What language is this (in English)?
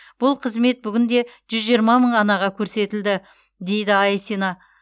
Kazakh